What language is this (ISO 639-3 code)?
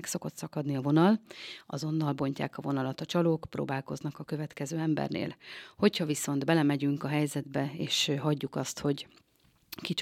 hun